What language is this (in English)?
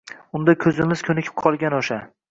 Uzbek